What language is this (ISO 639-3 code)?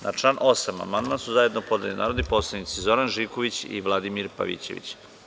srp